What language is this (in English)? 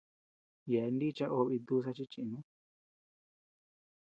Tepeuxila Cuicatec